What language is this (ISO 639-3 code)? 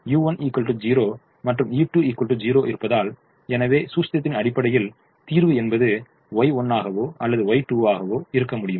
tam